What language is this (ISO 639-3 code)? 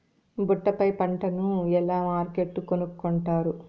tel